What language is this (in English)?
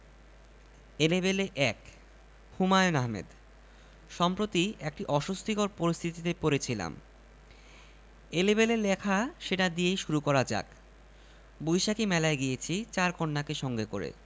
Bangla